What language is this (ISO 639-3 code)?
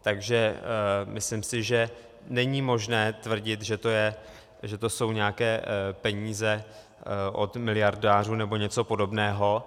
ces